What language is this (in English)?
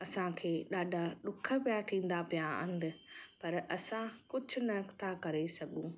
Sindhi